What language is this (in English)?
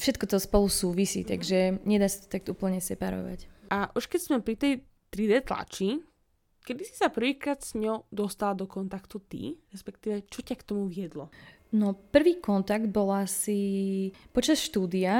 Slovak